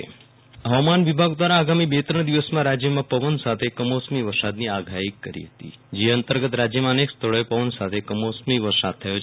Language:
Gujarati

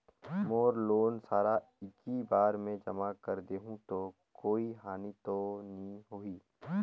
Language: Chhattisgarhi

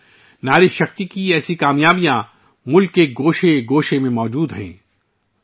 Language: Urdu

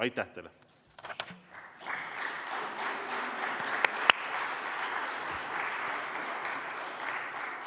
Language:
Estonian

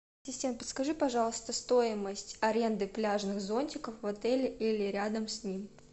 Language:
Russian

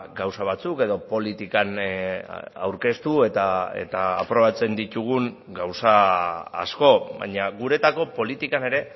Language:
Basque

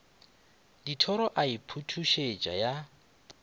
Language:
Northern Sotho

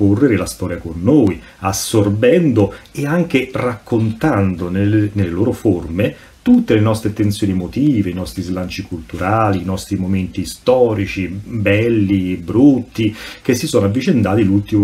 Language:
Italian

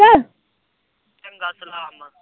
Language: Punjabi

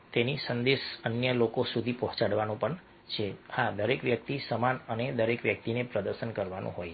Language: Gujarati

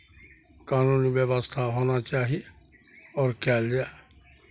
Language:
Maithili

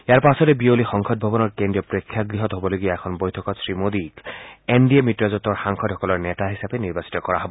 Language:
Assamese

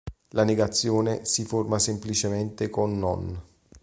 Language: Italian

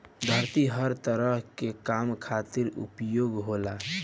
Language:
Bhojpuri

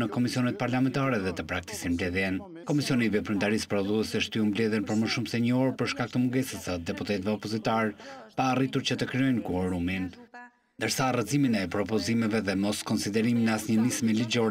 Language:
Romanian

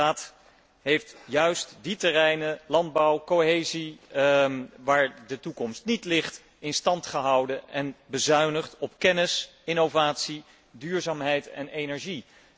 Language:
Dutch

